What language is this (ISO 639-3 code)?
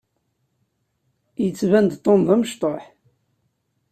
kab